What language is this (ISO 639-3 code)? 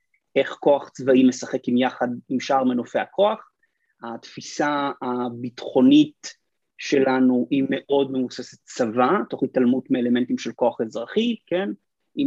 heb